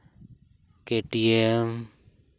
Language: Santali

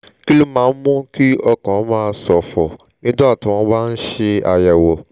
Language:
Yoruba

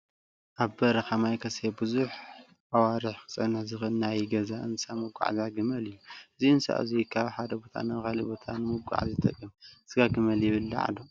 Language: Tigrinya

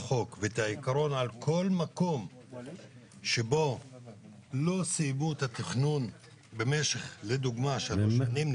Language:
Hebrew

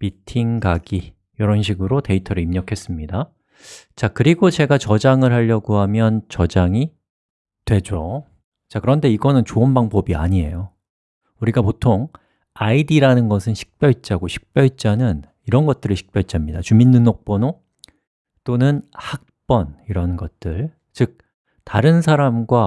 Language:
Korean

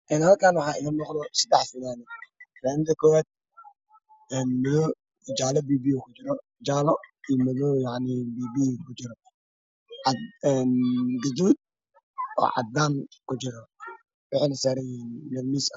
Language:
Somali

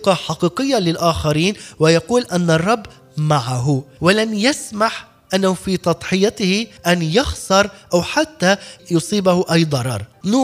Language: Arabic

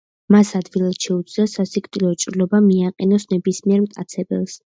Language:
Georgian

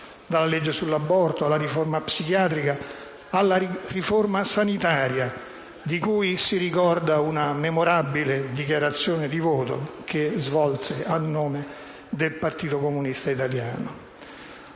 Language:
Italian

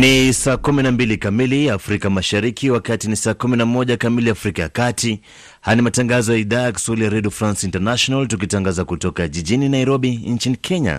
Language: Swahili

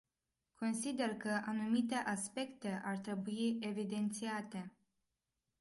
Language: Romanian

